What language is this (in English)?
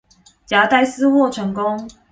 Chinese